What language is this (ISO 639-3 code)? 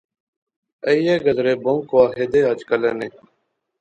phr